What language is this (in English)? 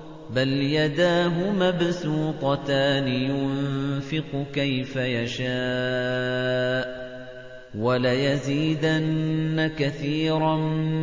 Arabic